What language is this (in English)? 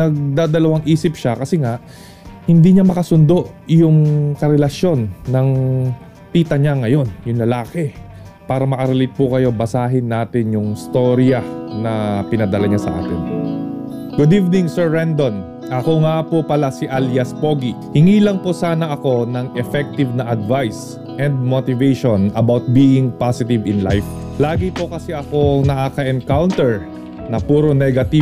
Filipino